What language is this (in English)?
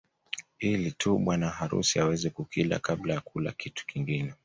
Swahili